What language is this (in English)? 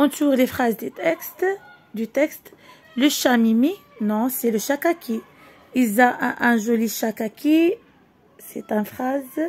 French